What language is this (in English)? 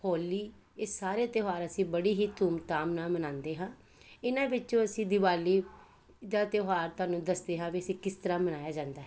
Punjabi